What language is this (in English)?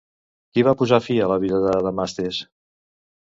Catalan